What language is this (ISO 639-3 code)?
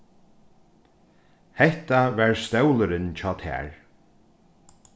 fao